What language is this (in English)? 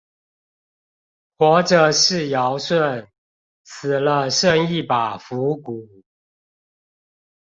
Chinese